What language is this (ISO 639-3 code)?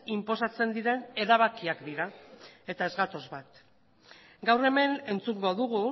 eus